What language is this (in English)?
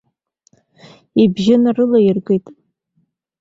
Abkhazian